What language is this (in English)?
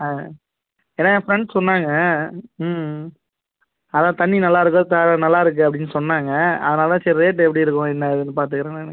Tamil